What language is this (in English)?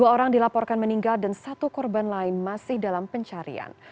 Indonesian